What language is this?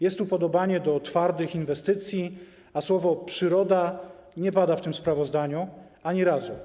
Polish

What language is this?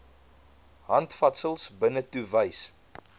Afrikaans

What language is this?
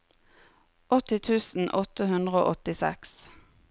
Norwegian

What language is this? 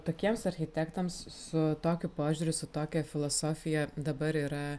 Lithuanian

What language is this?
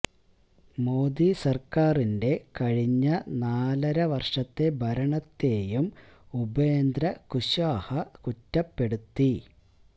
Malayalam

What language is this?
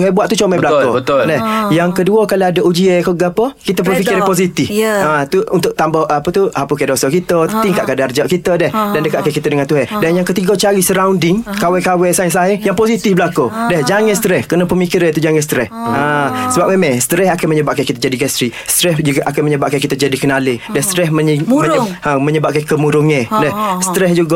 Malay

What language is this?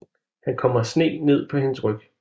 Danish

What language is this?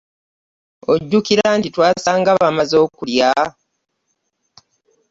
Ganda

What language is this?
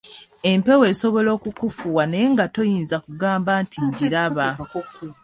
Ganda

